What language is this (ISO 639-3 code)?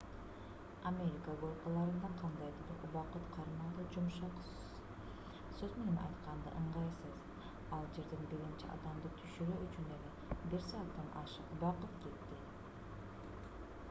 kir